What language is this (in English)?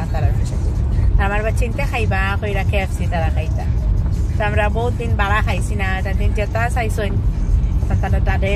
Indonesian